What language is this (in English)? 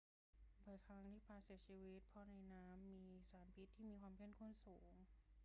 Thai